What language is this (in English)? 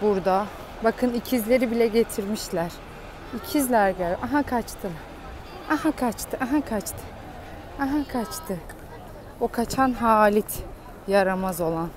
Turkish